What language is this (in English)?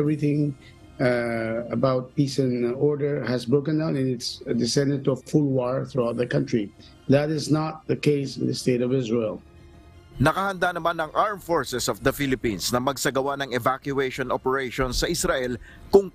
Filipino